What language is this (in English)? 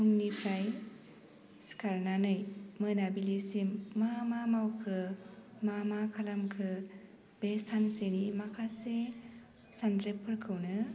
Bodo